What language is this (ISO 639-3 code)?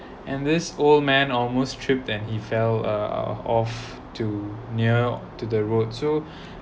eng